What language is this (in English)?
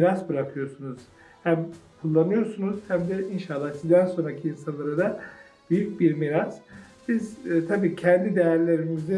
Turkish